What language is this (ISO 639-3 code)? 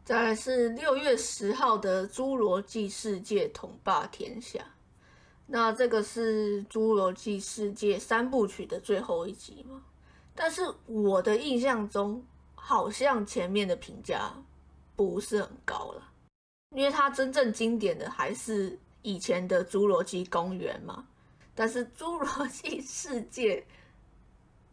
zho